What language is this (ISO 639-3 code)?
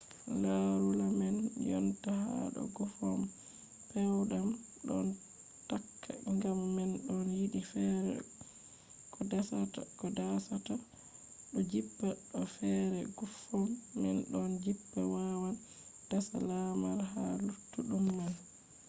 ful